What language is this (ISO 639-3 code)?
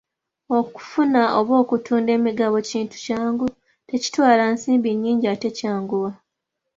lug